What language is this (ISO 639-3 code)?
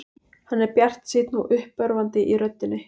isl